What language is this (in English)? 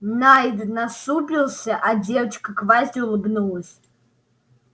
Russian